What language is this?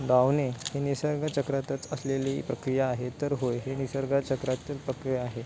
Marathi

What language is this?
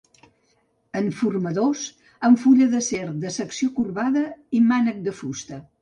Catalan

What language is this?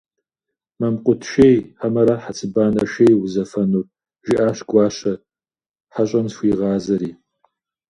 Kabardian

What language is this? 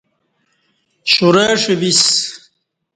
Kati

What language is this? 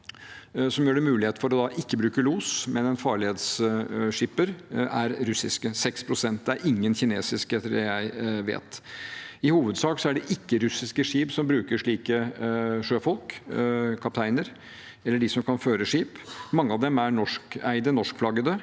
Norwegian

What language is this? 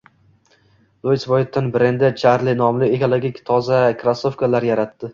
Uzbek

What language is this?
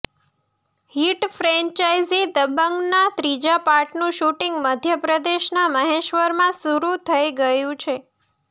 Gujarati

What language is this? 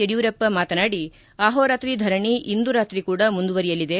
Kannada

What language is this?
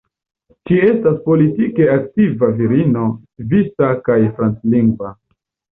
Esperanto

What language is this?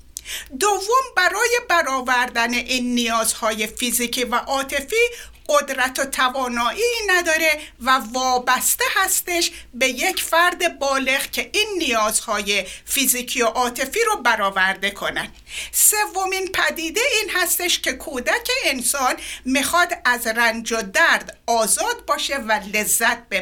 Persian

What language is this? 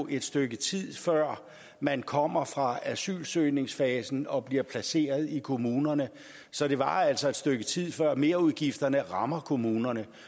Danish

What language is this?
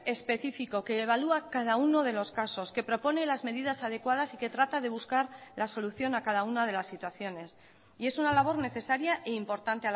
Spanish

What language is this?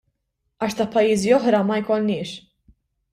Maltese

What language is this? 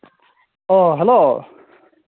Manipuri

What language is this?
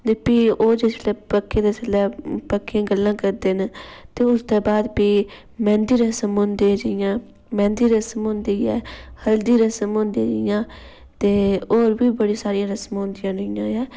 Dogri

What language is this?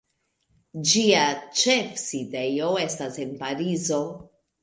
Esperanto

